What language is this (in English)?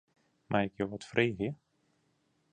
Western Frisian